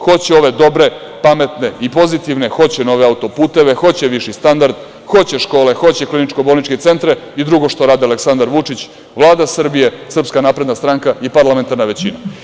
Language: Serbian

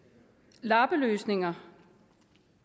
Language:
Danish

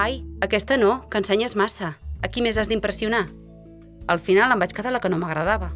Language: Catalan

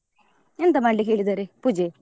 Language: Kannada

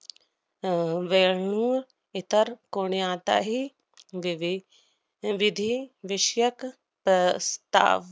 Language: Marathi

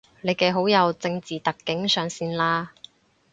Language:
Cantonese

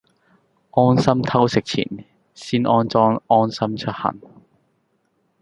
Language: Cantonese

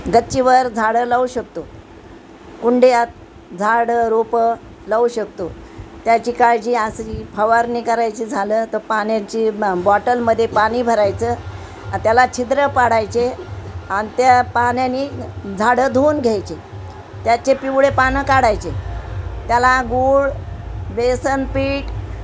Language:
Marathi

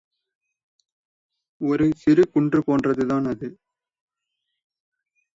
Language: Tamil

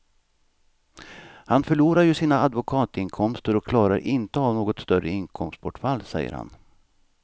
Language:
Swedish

